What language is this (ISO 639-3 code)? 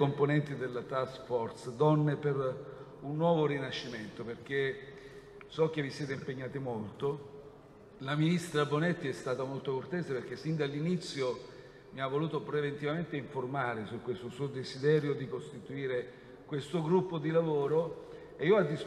ita